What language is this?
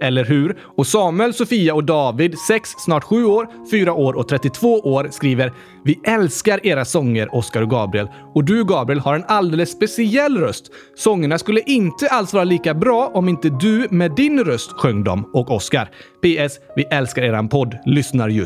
Swedish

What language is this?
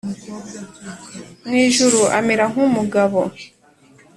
Kinyarwanda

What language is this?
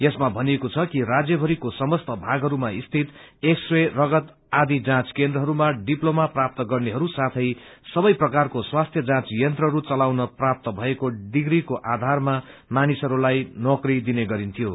Nepali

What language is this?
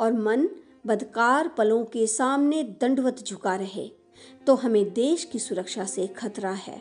Hindi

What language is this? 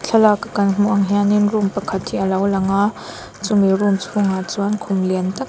Mizo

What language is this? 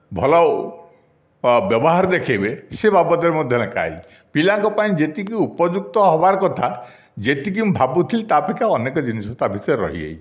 Odia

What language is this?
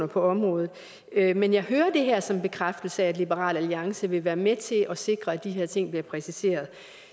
Danish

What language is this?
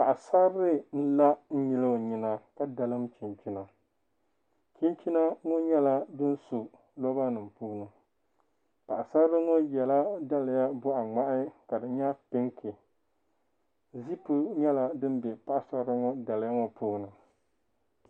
Dagbani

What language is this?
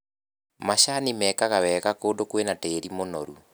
Kikuyu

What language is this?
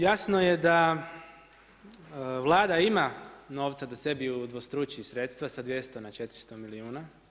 Croatian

